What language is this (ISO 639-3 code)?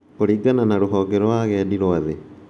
kik